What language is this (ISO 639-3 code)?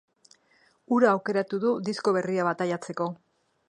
eus